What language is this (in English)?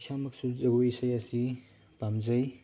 Manipuri